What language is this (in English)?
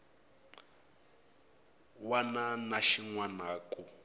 Tsonga